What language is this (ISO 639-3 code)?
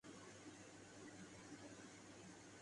urd